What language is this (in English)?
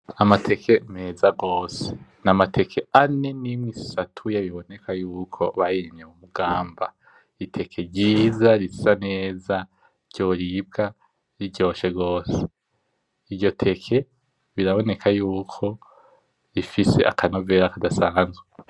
Rundi